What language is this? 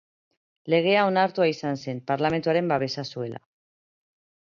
Basque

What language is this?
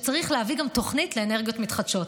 Hebrew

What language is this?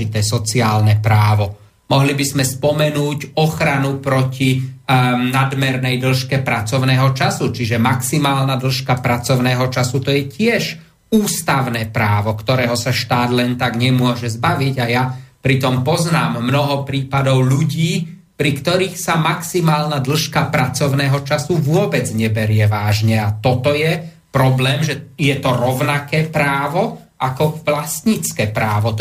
Slovak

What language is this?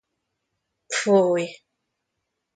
Hungarian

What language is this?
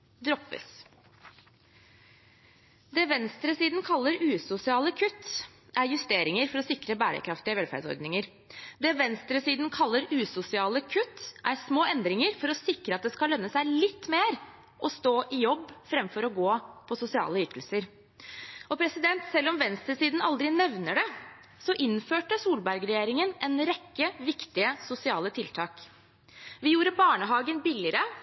Norwegian Bokmål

